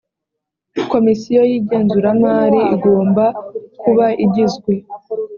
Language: Kinyarwanda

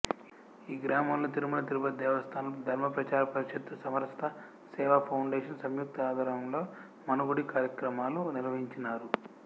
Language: Telugu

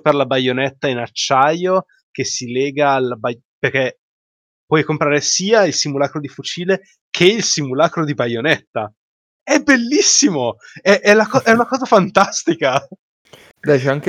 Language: Italian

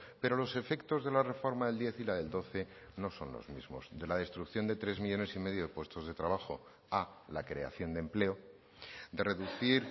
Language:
Spanish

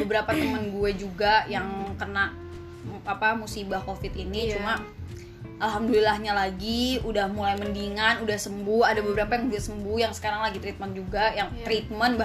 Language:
Indonesian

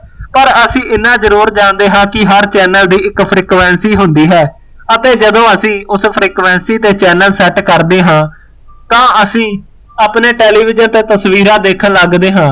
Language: Punjabi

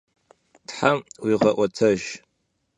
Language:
Kabardian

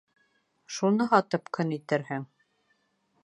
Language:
Bashkir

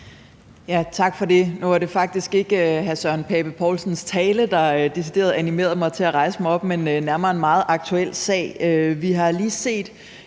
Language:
Danish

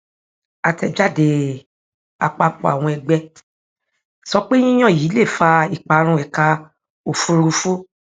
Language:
Yoruba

